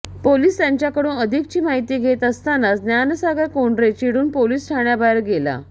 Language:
Marathi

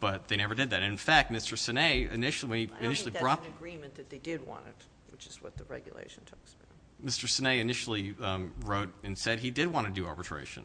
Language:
English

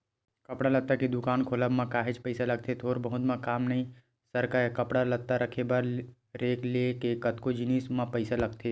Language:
Chhattisgarhi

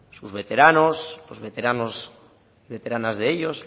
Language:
Spanish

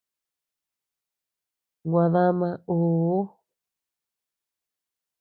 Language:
Tepeuxila Cuicatec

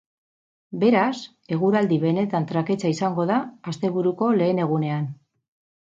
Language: Basque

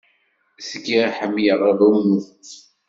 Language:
Kabyle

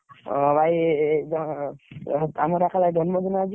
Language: Odia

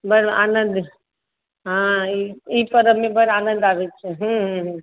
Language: Maithili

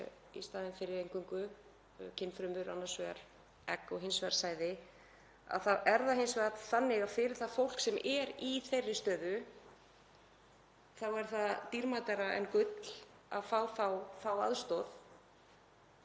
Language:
Icelandic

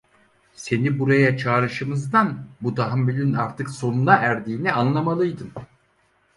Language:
Turkish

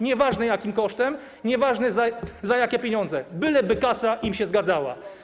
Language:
Polish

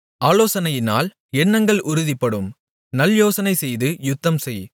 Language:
Tamil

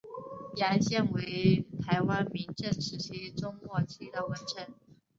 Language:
Chinese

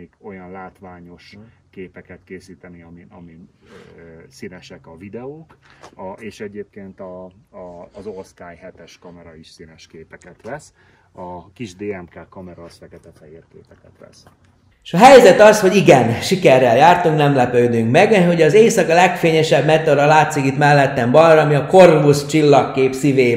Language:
Hungarian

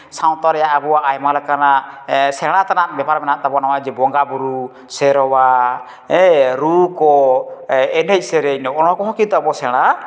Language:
Santali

